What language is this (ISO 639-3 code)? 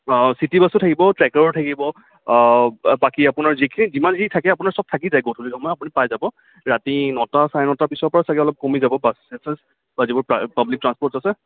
asm